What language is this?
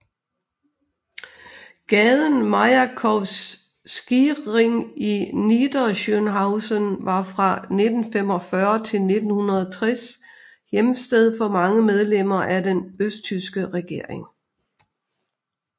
Danish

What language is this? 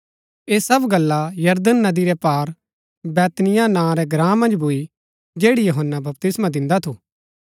Gaddi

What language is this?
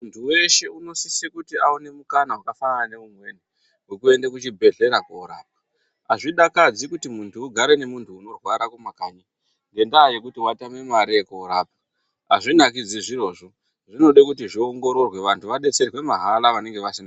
Ndau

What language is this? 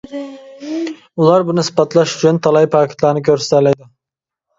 Uyghur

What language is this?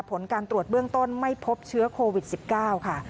Thai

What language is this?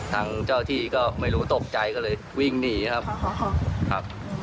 Thai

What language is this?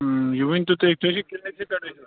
Kashmiri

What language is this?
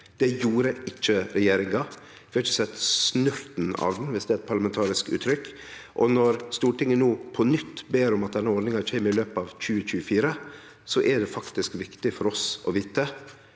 Norwegian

